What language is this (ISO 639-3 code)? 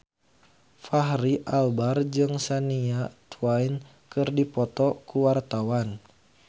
sun